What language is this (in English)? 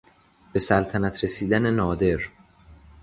Persian